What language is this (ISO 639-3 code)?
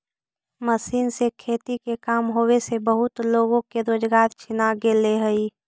mag